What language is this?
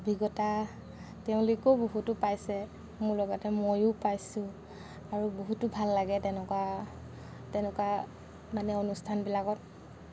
Assamese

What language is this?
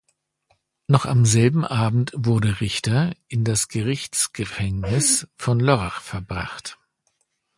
German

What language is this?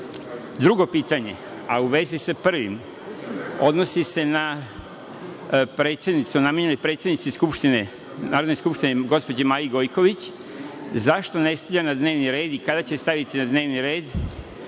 Serbian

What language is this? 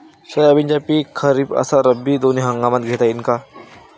Marathi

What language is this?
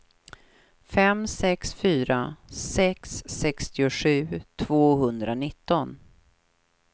Swedish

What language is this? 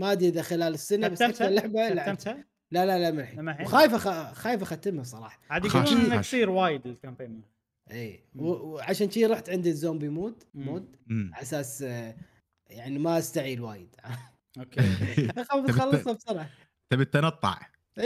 Arabic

